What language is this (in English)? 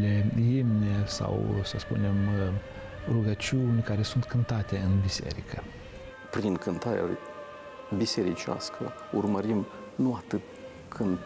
Romanian